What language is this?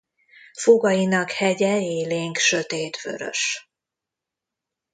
Hungarian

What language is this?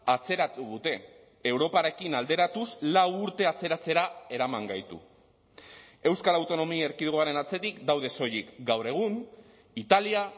Basque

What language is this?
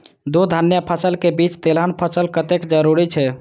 Maithili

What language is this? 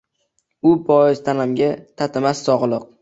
Uzbek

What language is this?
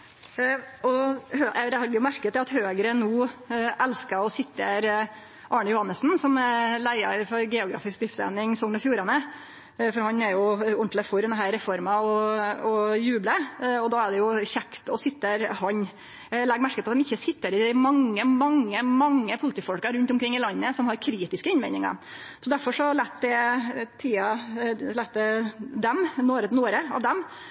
Norwegian Nynorsk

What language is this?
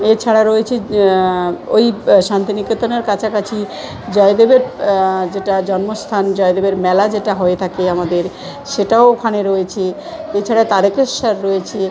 Bangla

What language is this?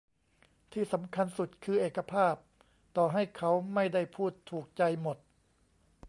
Thai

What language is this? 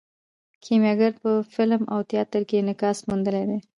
Pashto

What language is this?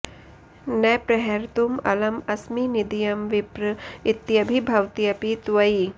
Sanskrit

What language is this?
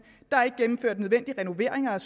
Danish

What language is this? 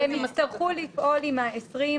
Hebrew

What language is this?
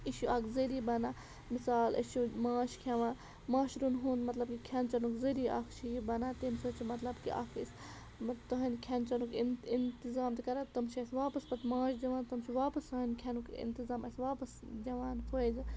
Kashmiri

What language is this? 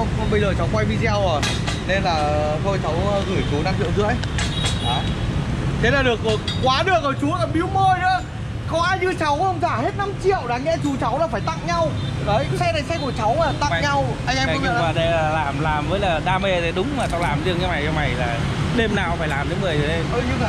Vietnamese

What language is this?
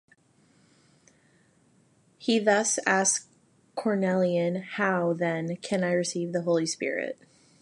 English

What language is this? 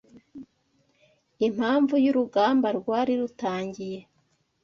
Kinyarwanda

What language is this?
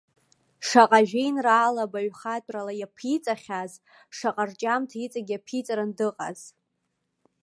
Abkhazian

